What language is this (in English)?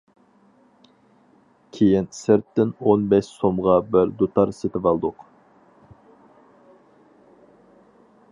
Uyghur